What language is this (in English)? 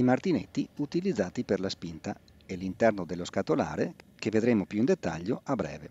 Italian